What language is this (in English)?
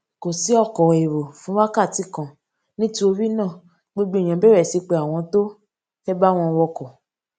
Yoruba